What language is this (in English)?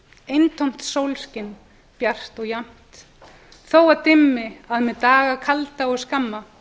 Icelandic